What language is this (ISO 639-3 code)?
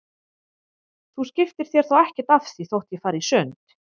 isl